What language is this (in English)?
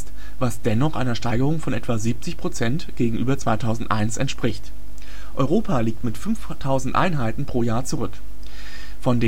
German